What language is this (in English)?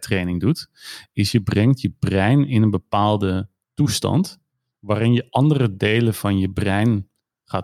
Dutch